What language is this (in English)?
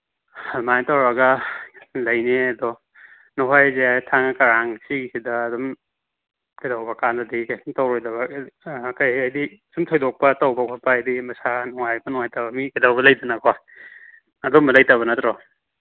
Manipuri